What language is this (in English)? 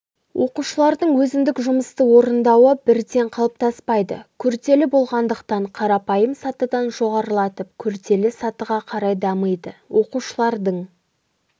Kazakh